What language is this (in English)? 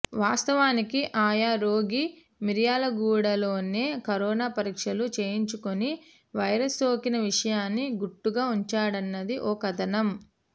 Telugu